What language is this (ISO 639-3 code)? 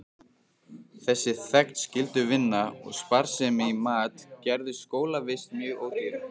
isl